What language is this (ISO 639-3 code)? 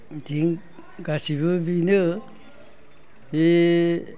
brx